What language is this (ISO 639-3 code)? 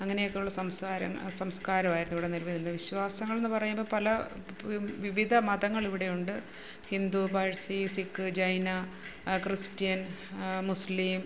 mal